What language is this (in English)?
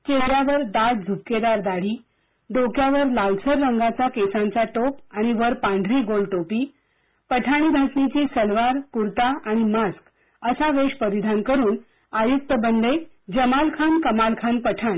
Marathi